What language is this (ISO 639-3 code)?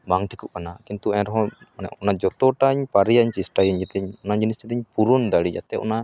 sat